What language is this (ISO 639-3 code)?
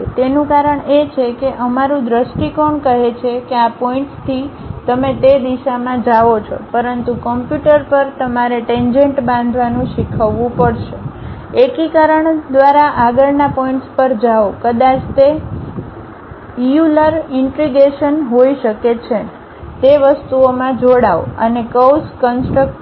guj